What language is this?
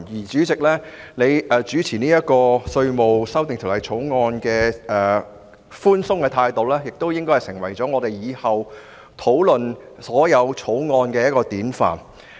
Cantonese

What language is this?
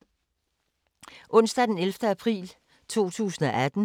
Danish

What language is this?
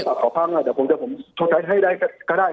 Thai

